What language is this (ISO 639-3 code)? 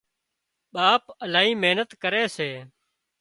kxp